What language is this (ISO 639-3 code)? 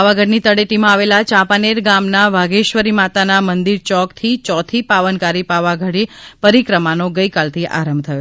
guj